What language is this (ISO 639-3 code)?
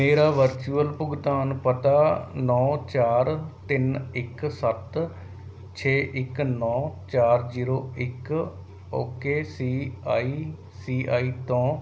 pan